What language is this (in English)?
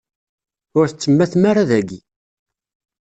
Kabyle